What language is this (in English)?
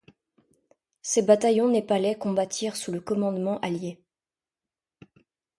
French